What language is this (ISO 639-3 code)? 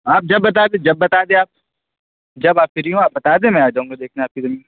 urd